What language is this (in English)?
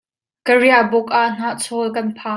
Hakha Chin